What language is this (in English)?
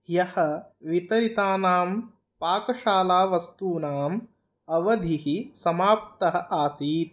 Sanskrit